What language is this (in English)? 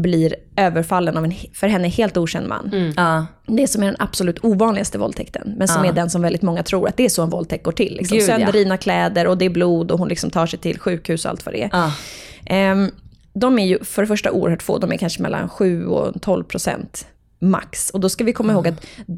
Swedish